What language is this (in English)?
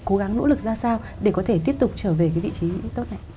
Vietnamese